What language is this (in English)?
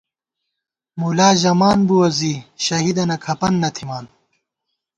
Gawar-Bati